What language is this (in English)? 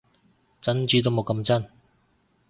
Cantonese